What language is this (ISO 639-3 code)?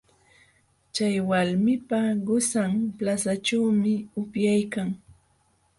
qxw